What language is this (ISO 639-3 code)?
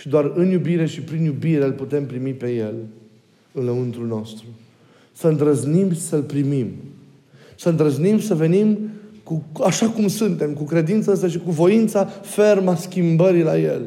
ron